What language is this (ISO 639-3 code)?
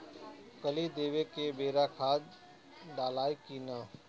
bho